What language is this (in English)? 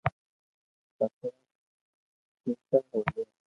Loarki